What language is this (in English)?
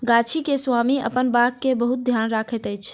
Maithili